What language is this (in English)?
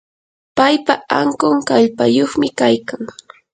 Yanahuanca Pasco Quechua